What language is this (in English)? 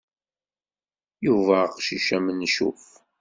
Kabyle